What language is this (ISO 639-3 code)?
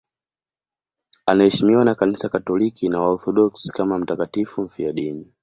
swa